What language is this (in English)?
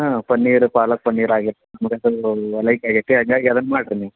Kannada